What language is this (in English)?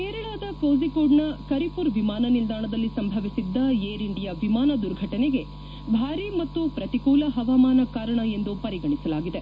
Kannada